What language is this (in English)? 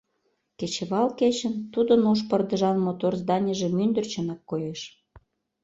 Mari